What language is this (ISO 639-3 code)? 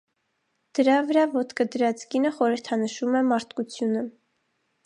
hye